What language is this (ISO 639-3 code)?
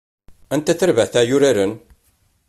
kab